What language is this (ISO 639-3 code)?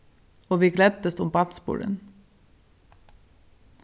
fao